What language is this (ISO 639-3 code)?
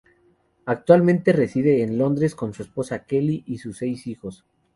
spa